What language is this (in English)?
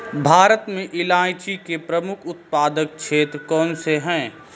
Hindi